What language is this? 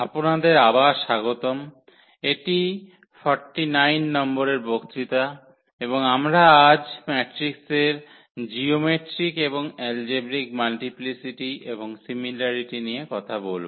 Bangla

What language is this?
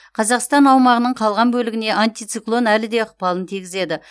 Kazakh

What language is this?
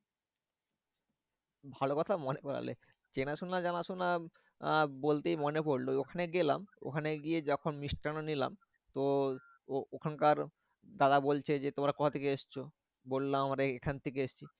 Bangla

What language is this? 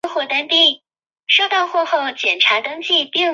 Chinese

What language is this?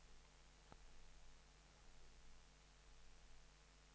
Danish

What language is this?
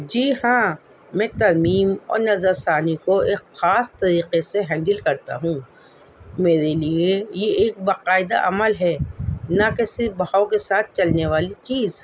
Urdu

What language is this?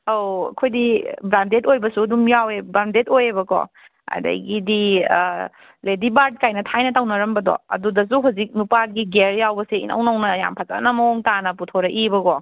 Manipuri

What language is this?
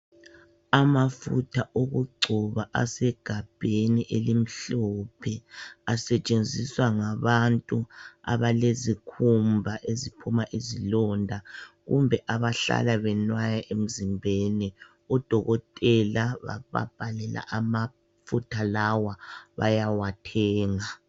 North Ndebele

